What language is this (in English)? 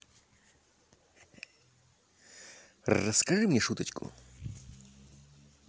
Russian